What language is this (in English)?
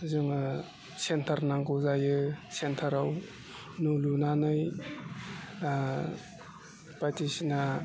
Bodo